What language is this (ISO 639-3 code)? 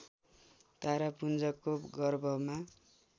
nep